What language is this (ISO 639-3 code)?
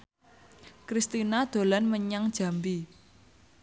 jav